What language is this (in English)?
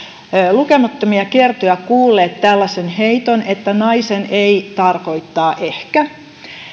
Finnish